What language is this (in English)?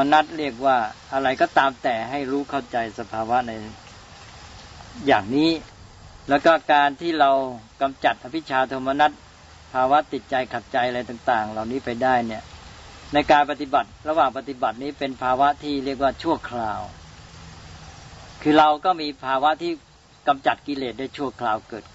Thai